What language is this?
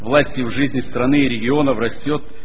Russian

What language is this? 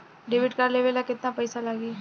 Bhojpuri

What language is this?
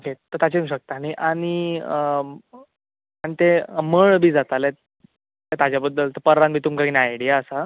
Konkani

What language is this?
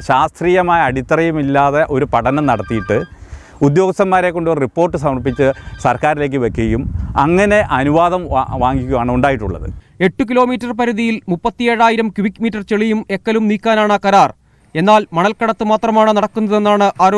Romanian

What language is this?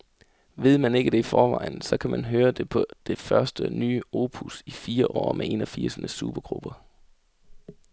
Danish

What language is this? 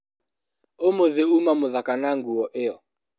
Kikuyu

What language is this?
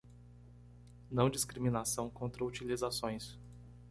Portuguese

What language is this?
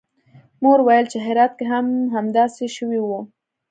Pashto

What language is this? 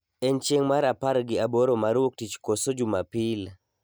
Luo (Kenya and Tanzania)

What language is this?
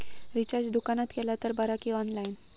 Marathi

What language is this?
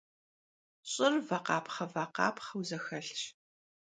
Kabardian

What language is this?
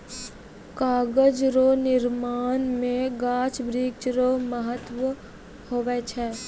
Maithili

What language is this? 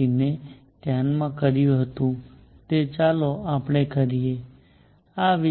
Gujarati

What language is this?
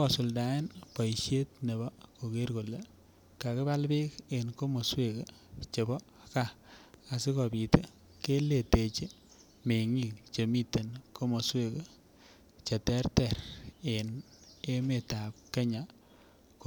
Kalenjin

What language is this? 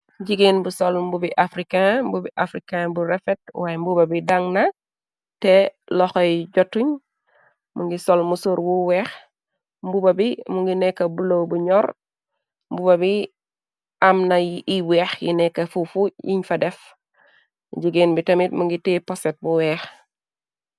Wolof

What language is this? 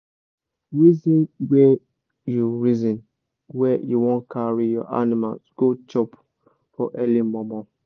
Nigerian Pidgin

